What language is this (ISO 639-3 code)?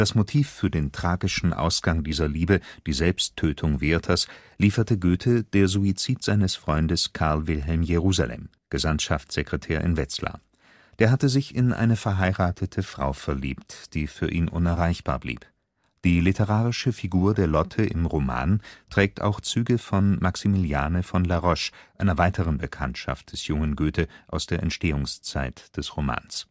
deu